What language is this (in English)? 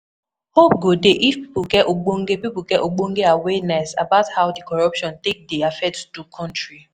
Nigerian Pidgin